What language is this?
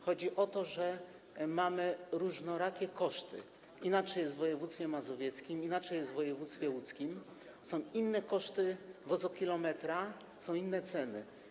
Polish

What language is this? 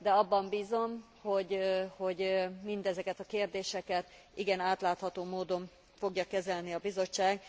Hungarian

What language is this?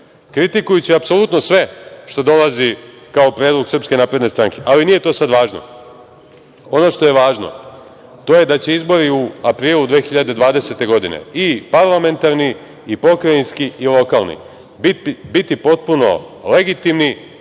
Serbian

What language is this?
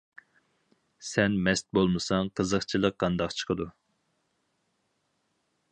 Uyghur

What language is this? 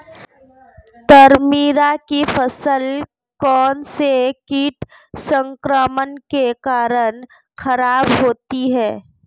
Hindi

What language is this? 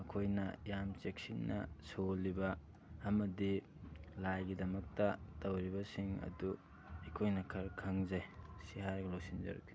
Manipuri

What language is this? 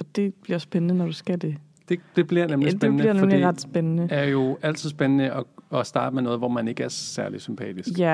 Danish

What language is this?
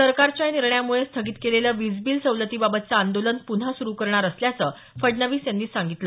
Marathi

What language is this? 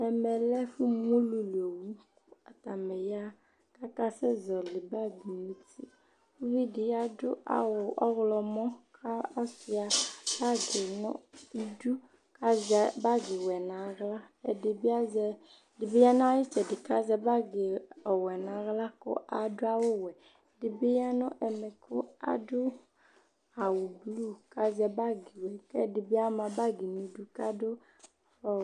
Ikposo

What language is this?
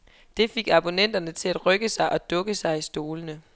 Danish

